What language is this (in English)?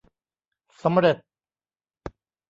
Thai